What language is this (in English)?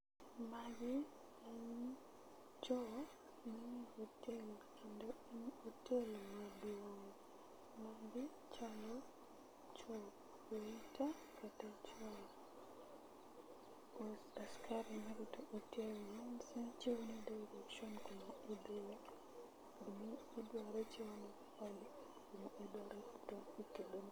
Luo (Kenya and Tanzania)